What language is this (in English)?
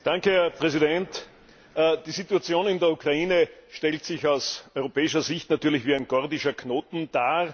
German